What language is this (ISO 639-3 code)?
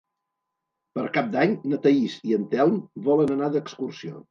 cat